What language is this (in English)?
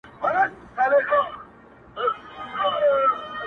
Pashto